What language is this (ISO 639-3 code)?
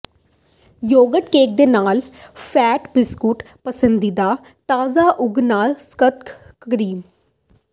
pan